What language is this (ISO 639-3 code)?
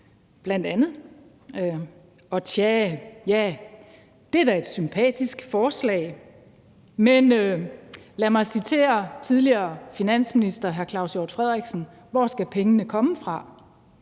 dan